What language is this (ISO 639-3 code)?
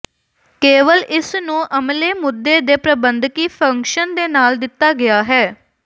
pan